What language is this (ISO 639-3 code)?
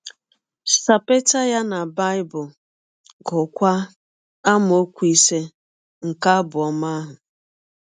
ibo